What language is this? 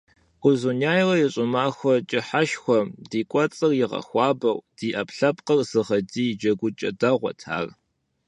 Kabardian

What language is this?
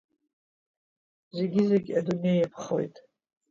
Abkhazian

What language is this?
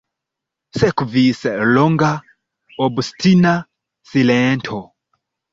Esperanto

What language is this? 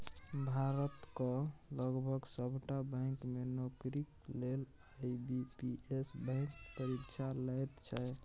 Maithili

